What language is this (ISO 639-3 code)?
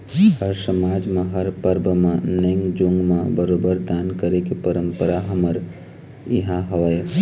hne